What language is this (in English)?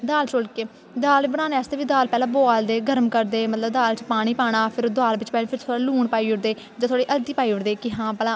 Dogri